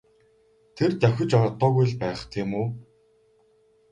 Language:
Mongolian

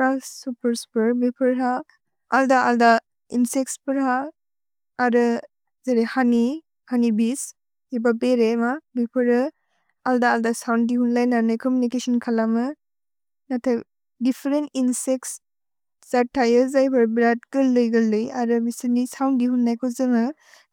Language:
Bodo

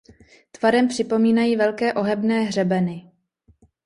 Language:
Czech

